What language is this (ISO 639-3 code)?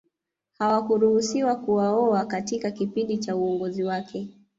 swa